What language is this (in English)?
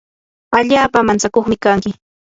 Yanahuanca Pasco Quechua